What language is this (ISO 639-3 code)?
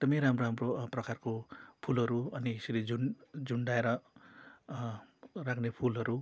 nep